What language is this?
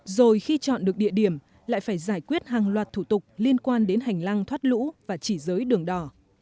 Vietnamese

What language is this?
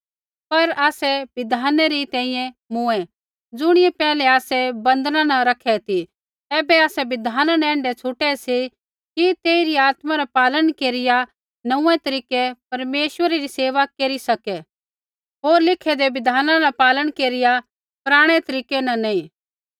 Kullu Pahari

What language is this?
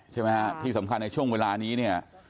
Thai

